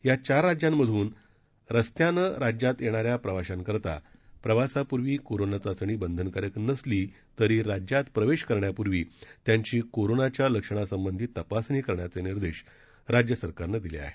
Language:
Marathi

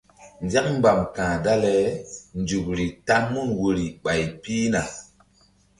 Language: Mbum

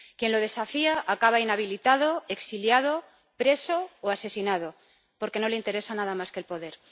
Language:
Spanish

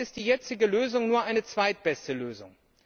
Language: German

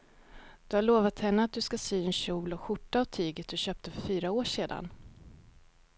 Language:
Swedish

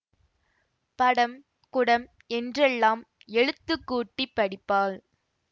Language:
Tamil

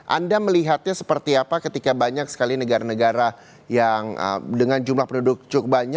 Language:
Indonesian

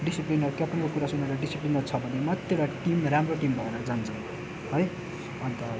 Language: Nepali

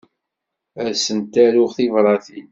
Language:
Kabyle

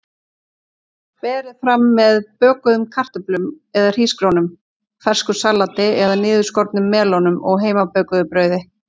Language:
Icelandic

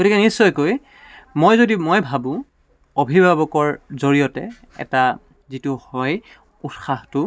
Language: Assamese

